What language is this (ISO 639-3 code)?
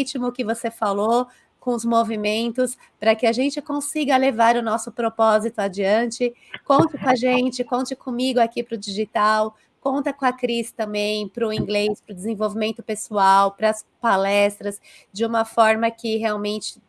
por